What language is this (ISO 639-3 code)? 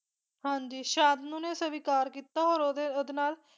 pan